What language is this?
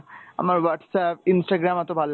Bangla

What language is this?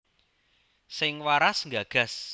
Javanese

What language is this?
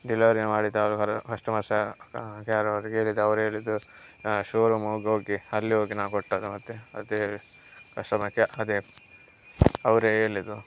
Kannada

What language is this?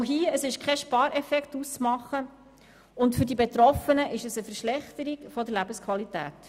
Swiss German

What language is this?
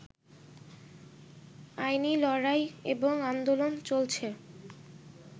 Bangla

